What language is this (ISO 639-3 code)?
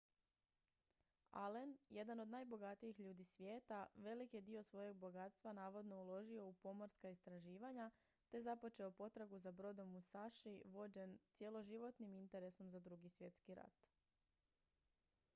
hrv